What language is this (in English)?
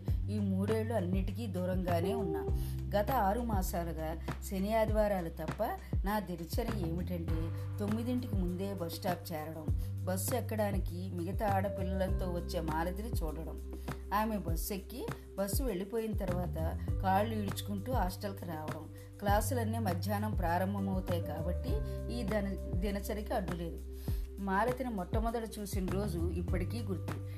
Telugu